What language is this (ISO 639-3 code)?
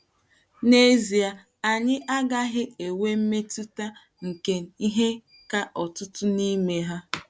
ibo